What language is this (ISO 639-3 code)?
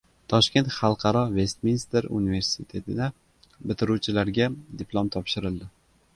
uzb